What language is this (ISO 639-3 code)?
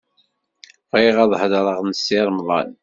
kab